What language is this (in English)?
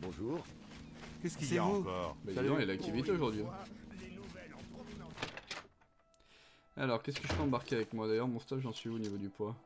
French